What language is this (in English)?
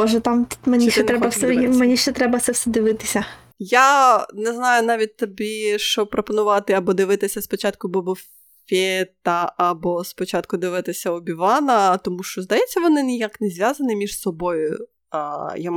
Ukrainian